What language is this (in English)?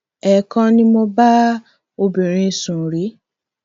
Yoruba